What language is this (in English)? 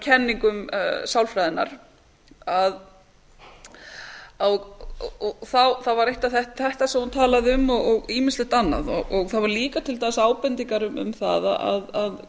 Icelandic